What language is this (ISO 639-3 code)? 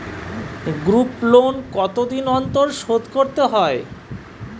ben